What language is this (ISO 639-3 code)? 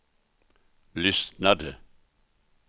swe